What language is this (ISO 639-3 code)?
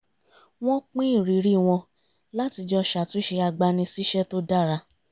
yor